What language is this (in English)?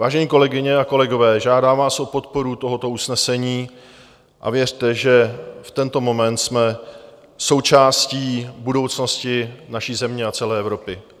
Czech